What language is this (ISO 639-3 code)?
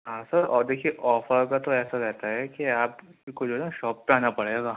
urd